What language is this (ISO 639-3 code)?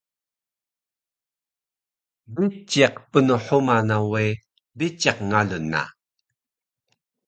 trv